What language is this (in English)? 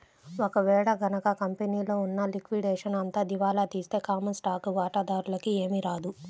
Telugu